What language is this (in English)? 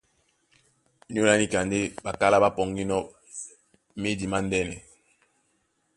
Duala